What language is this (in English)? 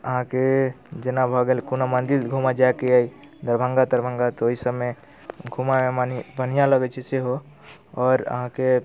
Maithili